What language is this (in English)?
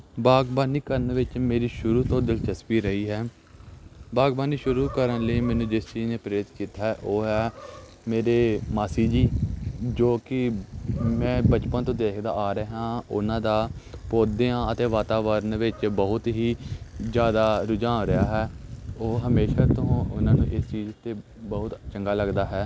Punjabi